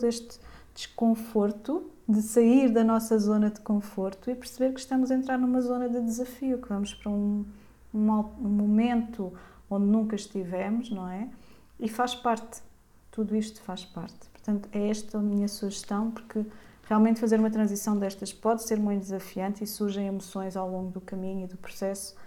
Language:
Portuguese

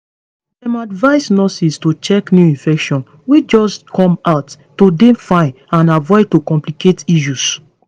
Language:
Nigerian Pidgin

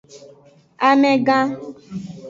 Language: Aja (Benin)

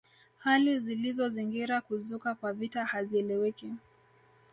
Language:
Swahili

